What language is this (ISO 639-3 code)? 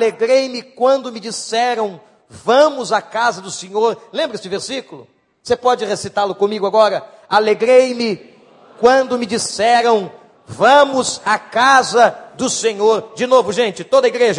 por